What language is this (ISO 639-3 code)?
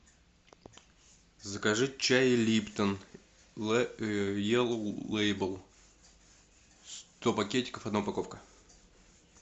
rus